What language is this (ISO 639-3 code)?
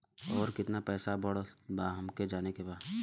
bho